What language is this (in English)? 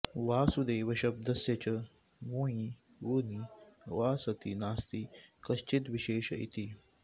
Sanskrit